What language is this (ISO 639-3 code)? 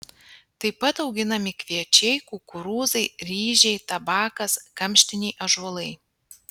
lit